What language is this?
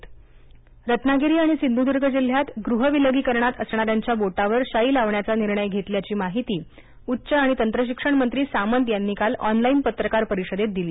Marathi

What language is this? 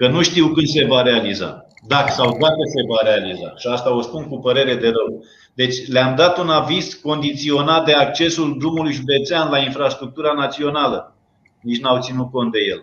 Romanian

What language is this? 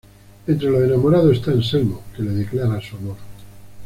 Spanish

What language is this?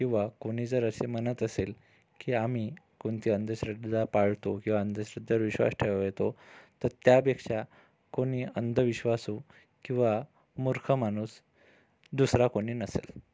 Marathi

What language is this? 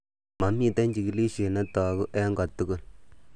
Kalenjin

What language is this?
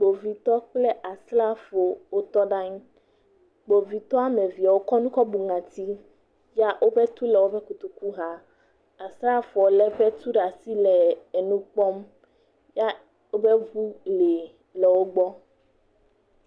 Ewe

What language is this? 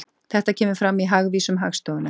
Icelandic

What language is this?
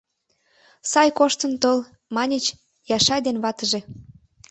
Mari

